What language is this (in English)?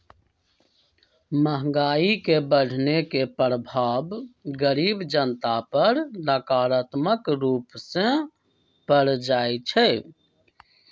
Magahi